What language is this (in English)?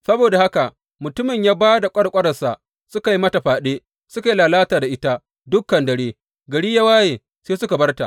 Hausa